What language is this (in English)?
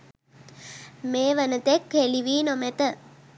Sinhala